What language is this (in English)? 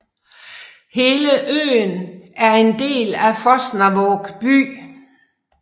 Danish